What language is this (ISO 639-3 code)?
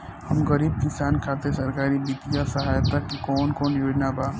bho